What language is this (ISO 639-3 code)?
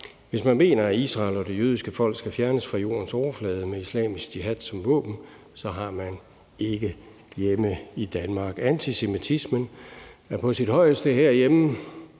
dan